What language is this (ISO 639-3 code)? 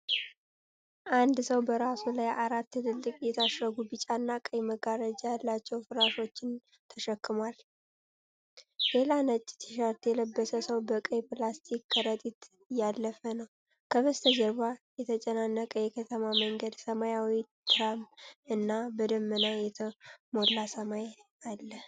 amh